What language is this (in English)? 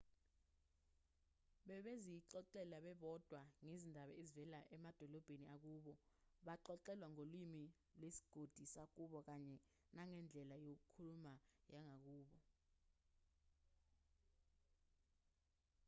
Zulu